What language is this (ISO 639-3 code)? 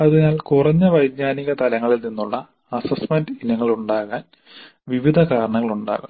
mal